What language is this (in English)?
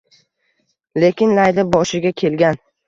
Uzbek